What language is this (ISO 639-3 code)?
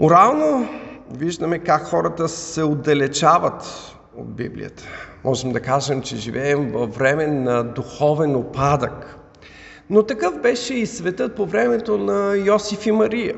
bul